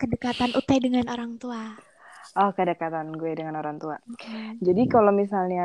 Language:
Indonesian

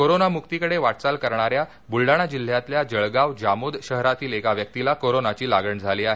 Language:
Marathi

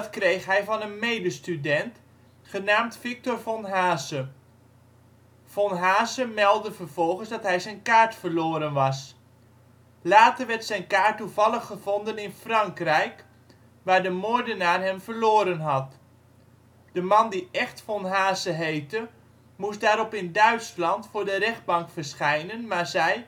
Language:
Dutch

